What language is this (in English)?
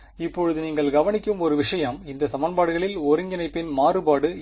Tamil